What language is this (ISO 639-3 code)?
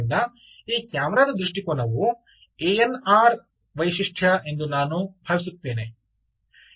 kan